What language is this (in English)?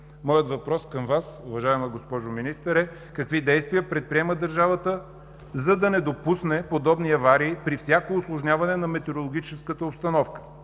Bulgarian